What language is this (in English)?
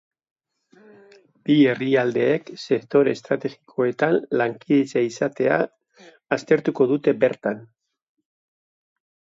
Basque